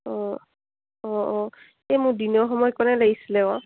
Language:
Assamese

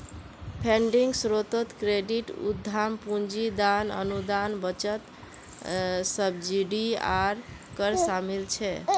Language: Magahi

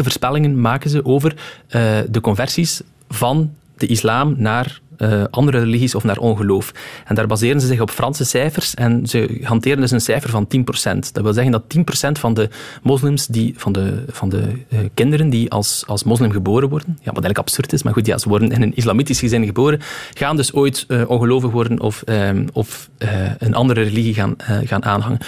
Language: Dutch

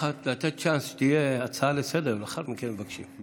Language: Hebrew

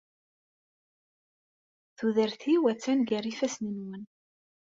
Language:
Kabyle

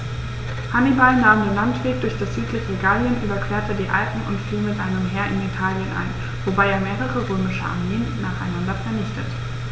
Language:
German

